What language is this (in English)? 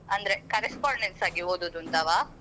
Kannada